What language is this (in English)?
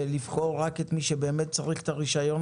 Hebrew